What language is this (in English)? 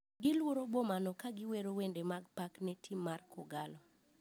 Luo (Kenya and Tanzania)